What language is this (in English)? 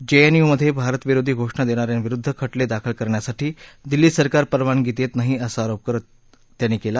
Marathi